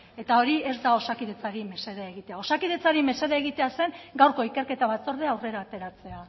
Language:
Basque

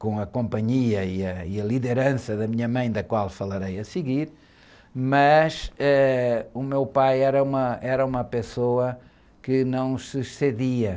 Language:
Portuguese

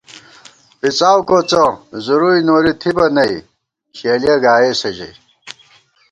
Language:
Gawar-Bati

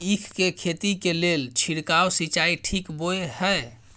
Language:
Maithili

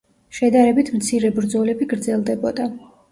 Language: Georgian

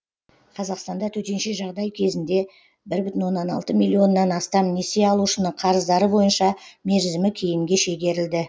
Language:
Kazakh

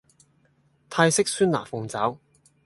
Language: Cantonese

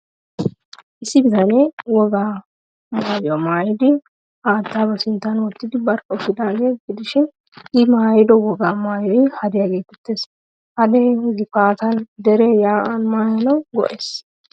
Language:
Wolaytta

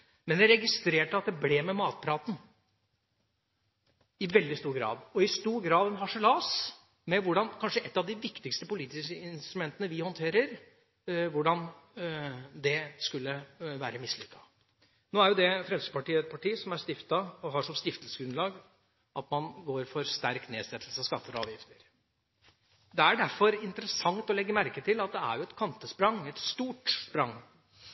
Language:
Norwegian Bokmål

